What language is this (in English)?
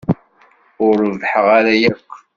Kabyle